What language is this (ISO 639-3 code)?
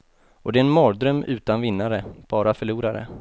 swe